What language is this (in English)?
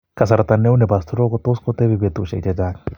Kalenjin